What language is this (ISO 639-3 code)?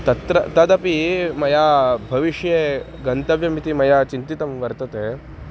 san